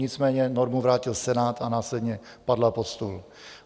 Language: Czech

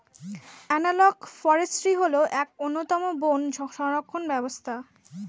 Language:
Bangla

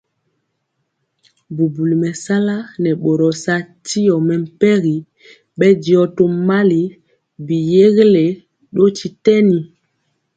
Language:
Mpiemo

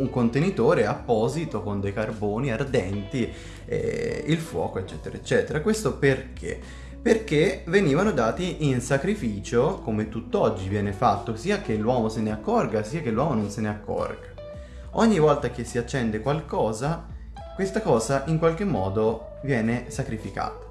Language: Italian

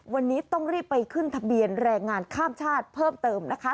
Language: Thai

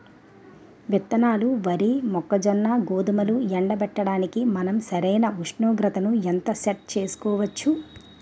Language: Telugu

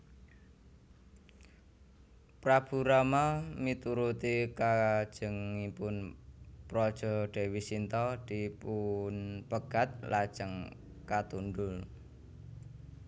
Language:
Javanese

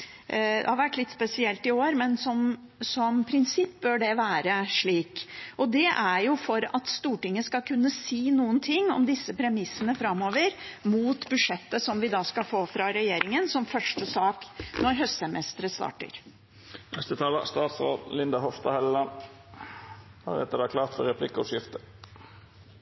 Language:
Norwegian Bokmål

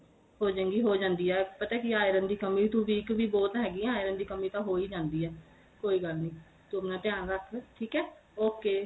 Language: Punjabi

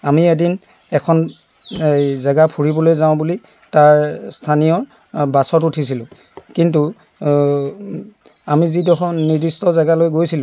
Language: Assamese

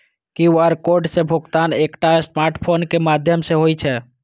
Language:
Maithili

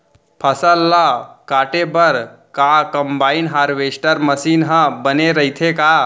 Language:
Chhattisgarhi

